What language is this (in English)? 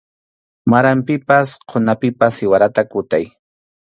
Arequipa-La Unión Quechua